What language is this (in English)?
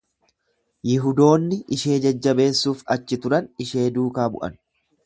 Oromo